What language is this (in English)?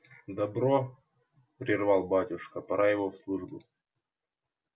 Russian